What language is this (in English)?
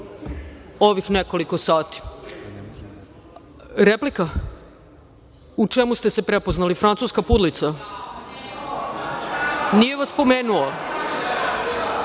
Serbian